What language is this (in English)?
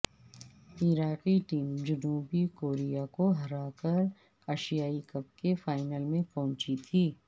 Urdu